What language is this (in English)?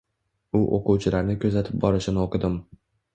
Uzbek